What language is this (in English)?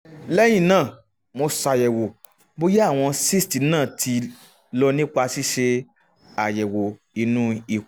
Yoruba